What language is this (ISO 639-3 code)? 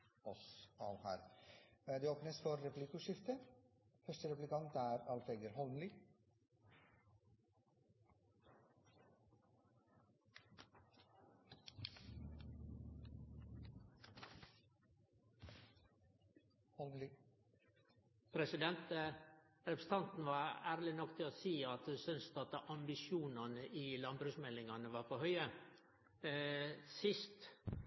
nor